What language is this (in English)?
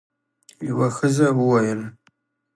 Pashto